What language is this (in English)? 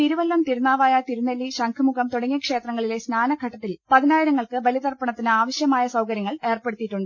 Malayalam